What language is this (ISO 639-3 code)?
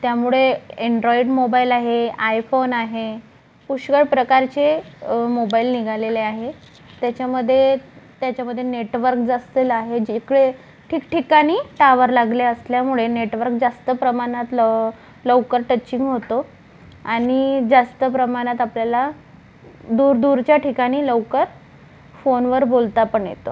mar